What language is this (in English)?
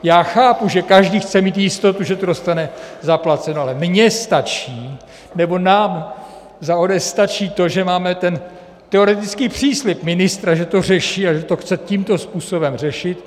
Czech